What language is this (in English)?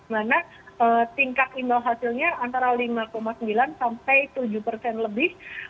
Indonesian